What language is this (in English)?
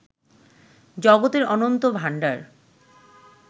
Bangla